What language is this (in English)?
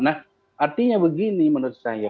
Indonesian